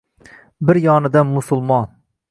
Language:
Uzbek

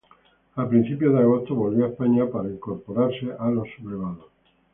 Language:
Spanish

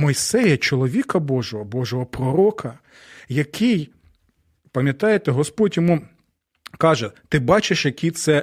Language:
Ukrainian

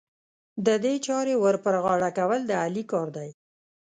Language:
Pashto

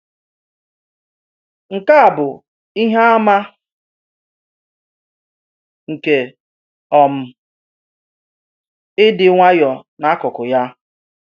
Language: Igbo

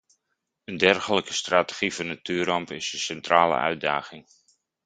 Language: Dutch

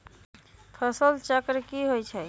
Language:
Magahi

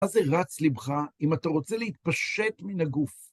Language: Hebrew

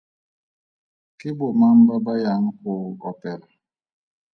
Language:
Tswana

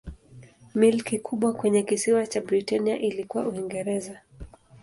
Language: Swahili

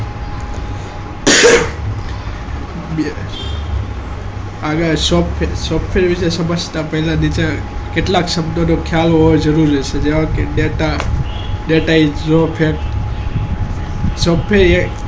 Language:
Gujarati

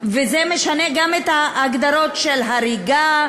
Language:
Hebrew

